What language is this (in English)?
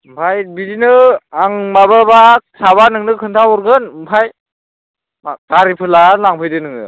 Bodo